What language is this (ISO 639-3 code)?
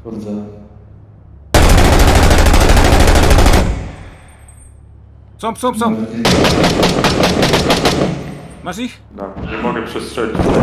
pol